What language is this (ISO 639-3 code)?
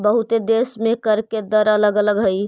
mag